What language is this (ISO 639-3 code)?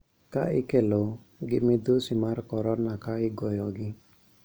luo